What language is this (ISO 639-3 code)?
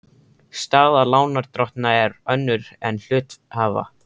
isl